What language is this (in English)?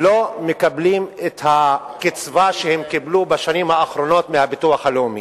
Hebrew